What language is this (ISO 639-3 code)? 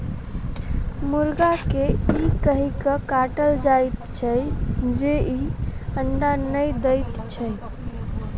mai